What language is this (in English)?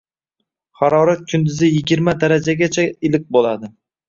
Uzbek